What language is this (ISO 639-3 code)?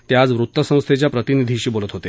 mar